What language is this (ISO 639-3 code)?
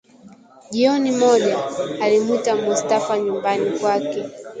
swa